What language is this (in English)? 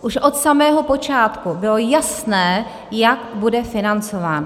Czech